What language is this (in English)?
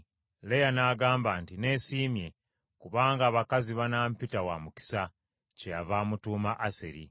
Ganda